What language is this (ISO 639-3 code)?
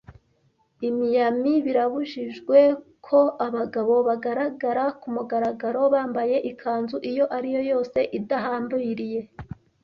kin